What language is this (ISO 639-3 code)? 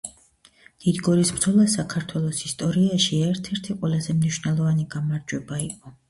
kat